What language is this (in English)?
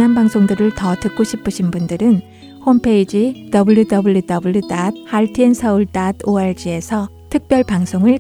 Korean